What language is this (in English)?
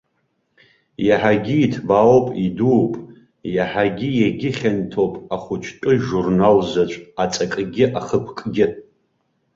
Abkhazian